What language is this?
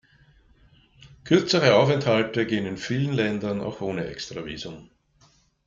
German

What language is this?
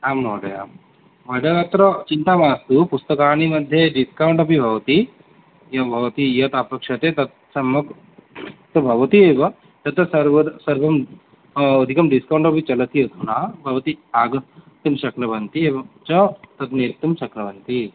Sanskrit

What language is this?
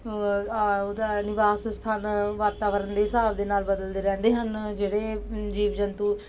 Punjabi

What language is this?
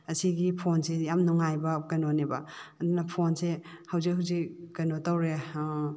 Manipuri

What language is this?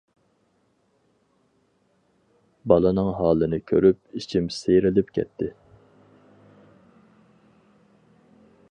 Uyghur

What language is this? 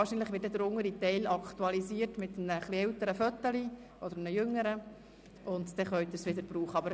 Swiss German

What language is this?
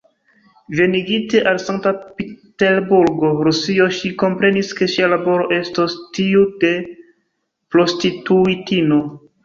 Esperanto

